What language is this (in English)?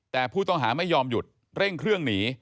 Thai